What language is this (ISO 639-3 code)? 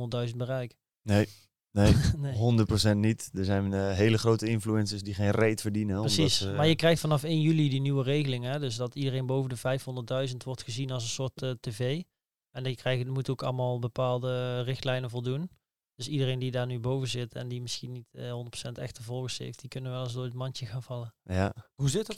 nld